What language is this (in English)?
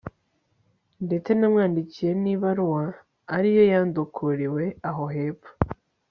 Kinyarwanda